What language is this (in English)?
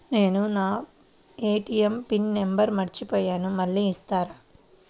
Telugu